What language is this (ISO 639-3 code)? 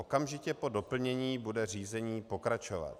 ces